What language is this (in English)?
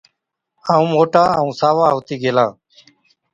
Od